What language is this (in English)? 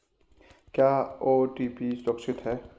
Hindi